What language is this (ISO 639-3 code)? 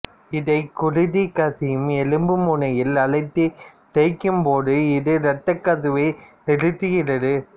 tam